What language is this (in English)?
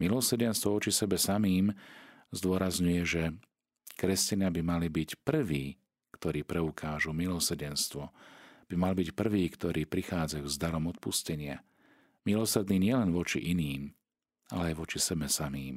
Slovak